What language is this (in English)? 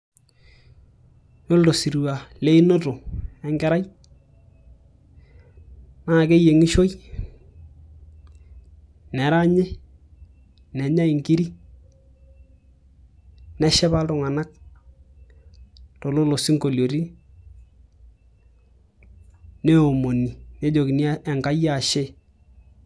Masai